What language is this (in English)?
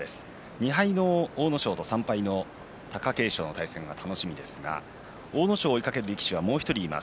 Japanese